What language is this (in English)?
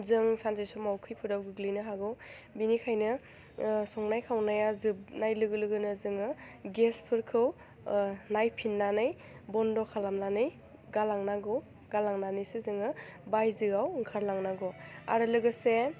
Bodo